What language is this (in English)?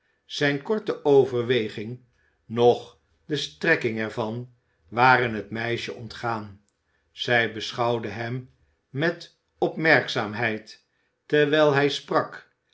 Dutch